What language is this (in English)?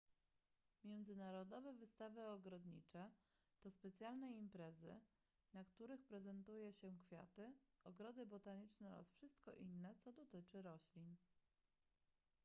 Polish